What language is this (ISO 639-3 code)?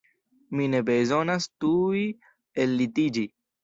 epo